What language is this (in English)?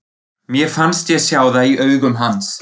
Icelandic